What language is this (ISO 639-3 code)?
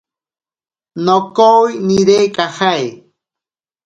prq